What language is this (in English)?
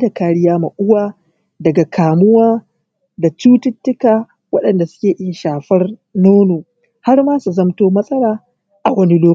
Hausa